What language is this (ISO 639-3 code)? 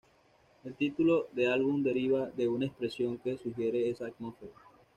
spa